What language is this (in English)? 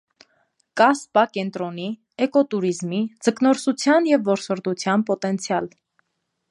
Armenian